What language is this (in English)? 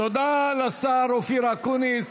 Hebrew